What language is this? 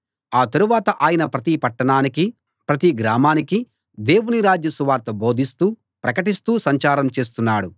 Telugu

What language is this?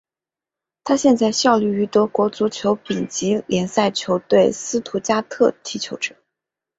Chinese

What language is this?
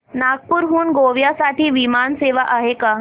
Marathi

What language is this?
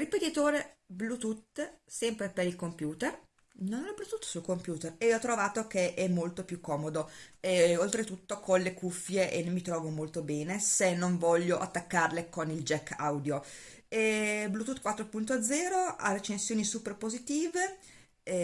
Italian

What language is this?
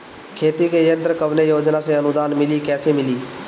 Bhojpuri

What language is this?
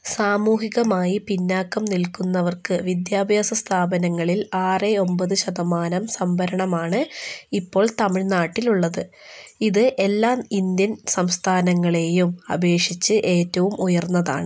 Malayalam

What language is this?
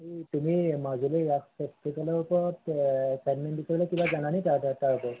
Assamese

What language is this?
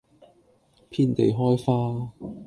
Cantonese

